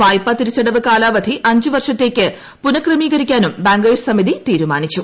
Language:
Malayalam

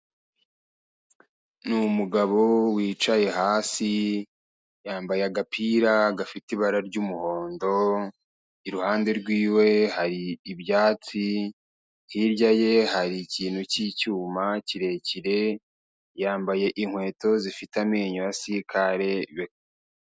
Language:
Kinyarwanda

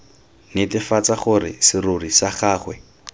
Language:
Tswana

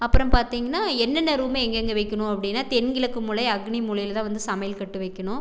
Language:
Tamil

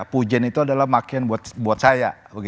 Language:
Indonesian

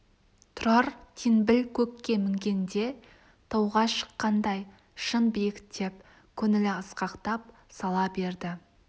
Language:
Kazakh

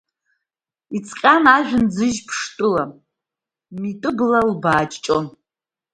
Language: Abkhazian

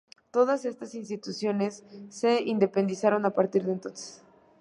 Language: Spanish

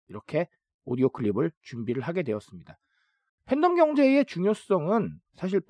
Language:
Korean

